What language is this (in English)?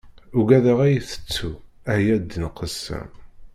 Kabyle